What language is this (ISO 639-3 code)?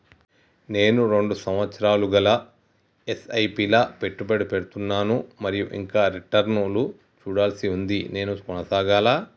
tel